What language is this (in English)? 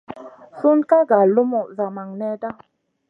Masana